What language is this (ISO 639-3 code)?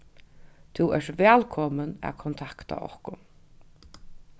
fao